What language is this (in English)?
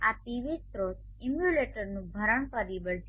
Gujarati